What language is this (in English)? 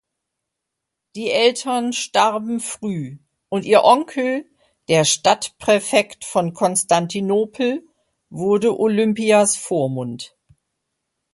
German